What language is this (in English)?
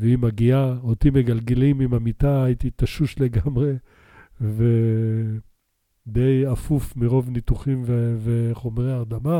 Hebrew